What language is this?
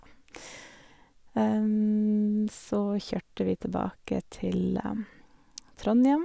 Norwegian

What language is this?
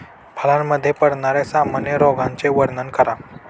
Marathi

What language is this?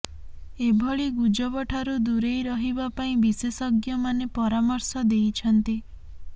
Odia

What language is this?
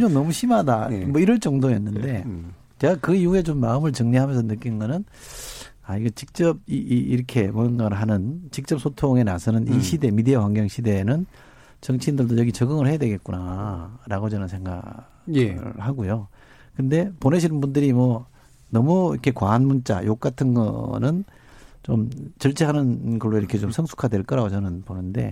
Korean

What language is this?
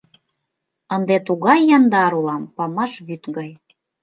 Mari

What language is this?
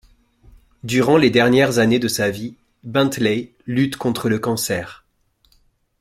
French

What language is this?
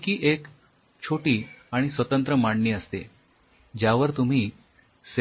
Marathi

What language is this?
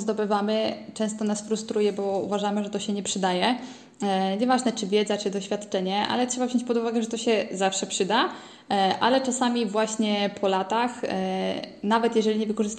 Polish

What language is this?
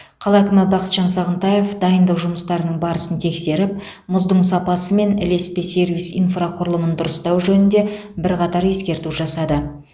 Kazakh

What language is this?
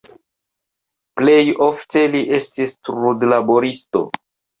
Esperanto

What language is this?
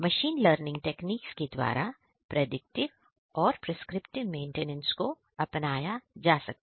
Hindi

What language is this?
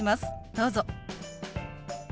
Japanese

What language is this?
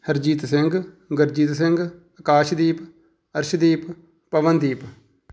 Punjabi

